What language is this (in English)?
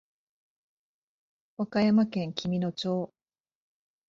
Japanese